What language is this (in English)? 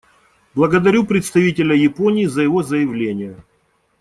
Russian